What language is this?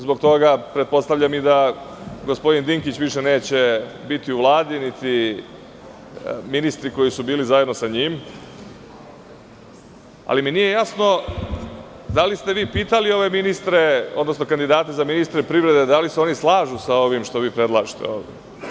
Serbian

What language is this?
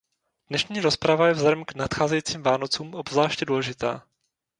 Czech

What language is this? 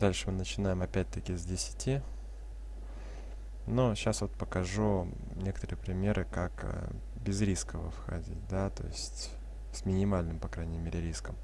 Russian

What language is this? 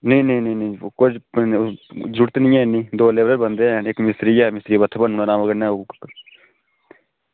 Dogri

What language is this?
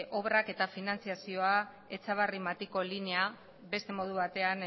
Basque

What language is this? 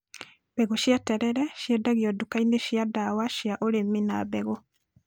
Kikuyu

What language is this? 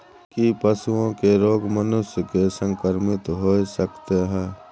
Maithili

